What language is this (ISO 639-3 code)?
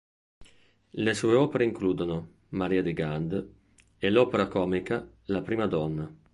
ita